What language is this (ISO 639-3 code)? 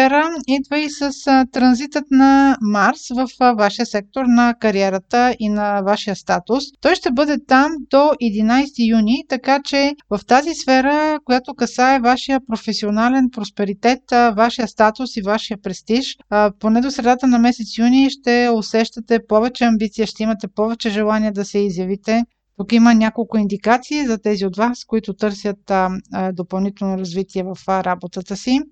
bul